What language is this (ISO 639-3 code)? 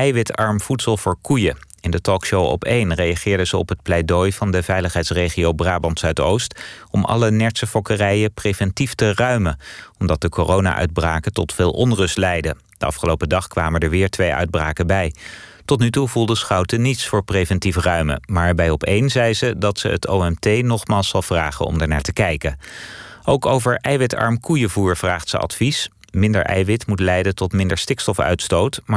nld